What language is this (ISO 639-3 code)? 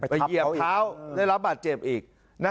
tha